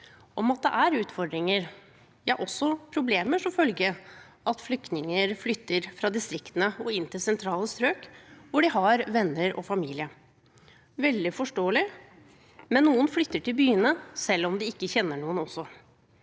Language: Norwegian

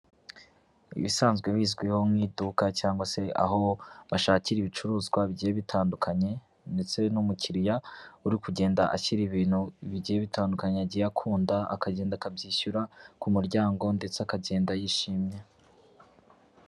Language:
Kinyarwanda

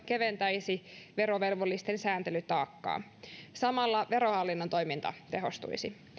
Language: Finnish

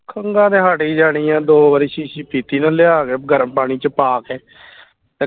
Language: Punjabi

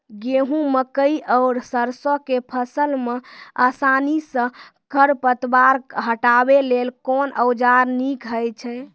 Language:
Maithili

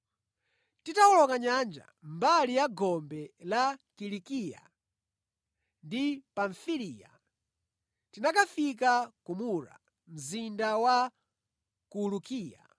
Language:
Nyanja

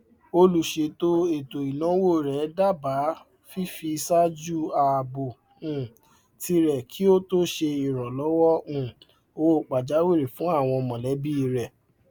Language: Yoruba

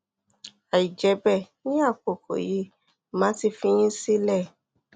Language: Yoruba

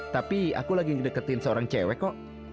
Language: Indonesian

